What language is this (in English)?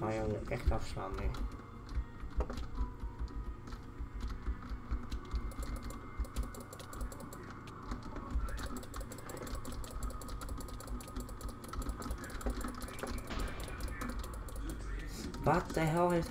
Dutch